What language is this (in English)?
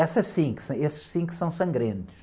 Portuguese